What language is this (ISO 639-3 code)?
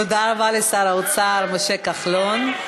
heb